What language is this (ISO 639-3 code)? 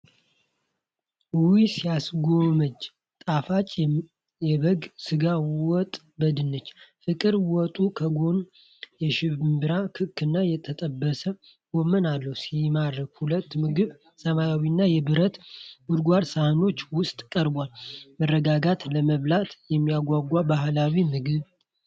amh